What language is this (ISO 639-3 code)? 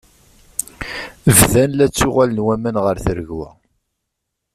kab